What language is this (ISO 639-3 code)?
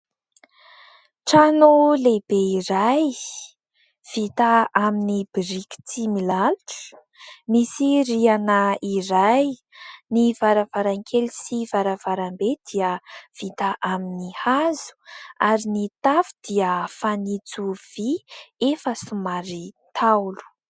mlg